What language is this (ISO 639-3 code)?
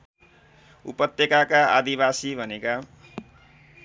nep